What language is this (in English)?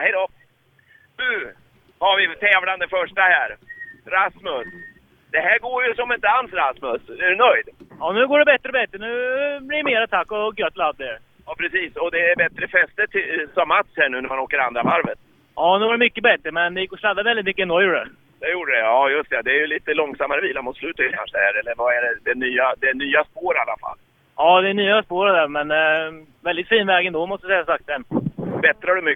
Swedish